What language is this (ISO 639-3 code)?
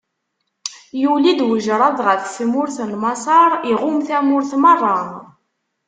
kab